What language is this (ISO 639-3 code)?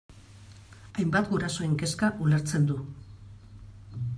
eus